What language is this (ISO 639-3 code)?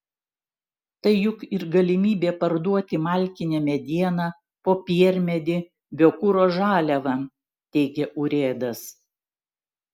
lit